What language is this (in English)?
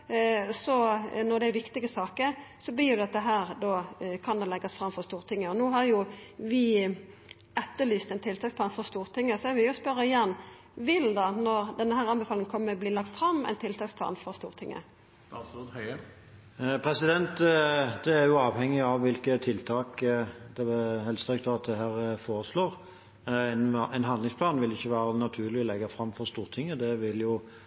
Norwegian